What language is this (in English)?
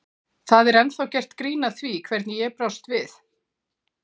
Icelandic